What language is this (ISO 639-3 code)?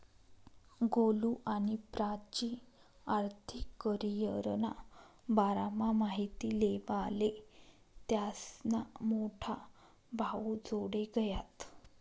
mar